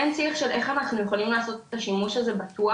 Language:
Hebrew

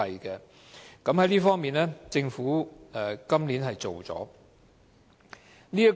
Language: Cantonese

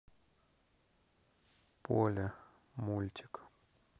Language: Russian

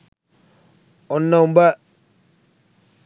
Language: Sinhala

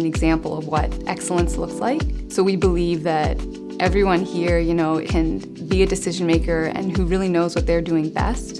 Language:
English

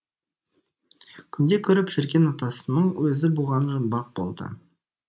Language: Kazakh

